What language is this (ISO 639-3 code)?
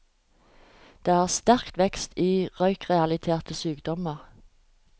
nor